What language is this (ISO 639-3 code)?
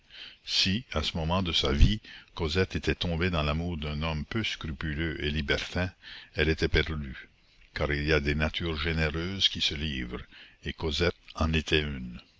fra